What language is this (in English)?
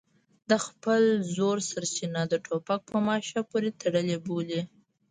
Pashto